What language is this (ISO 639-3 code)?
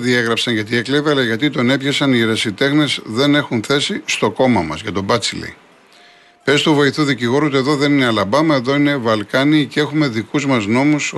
ell